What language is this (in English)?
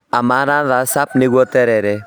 Kikuyu